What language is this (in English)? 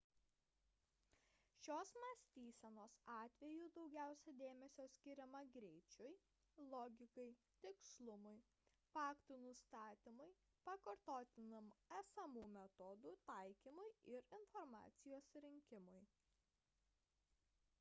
Lithuanian